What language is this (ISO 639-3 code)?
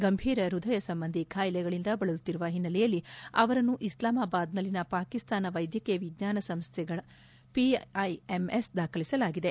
kan